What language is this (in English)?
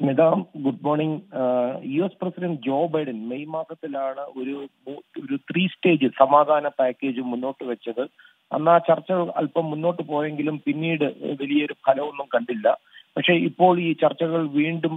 Malayalam